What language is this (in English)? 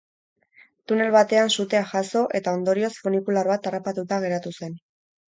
Basque